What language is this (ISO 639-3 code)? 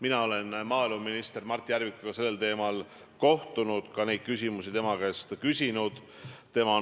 est